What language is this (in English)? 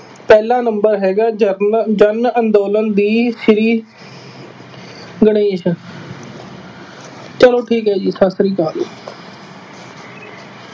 Punjabi